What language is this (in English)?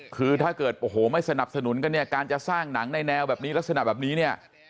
Thai